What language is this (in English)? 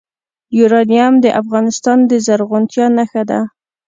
Pashto